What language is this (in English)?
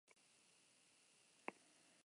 Basque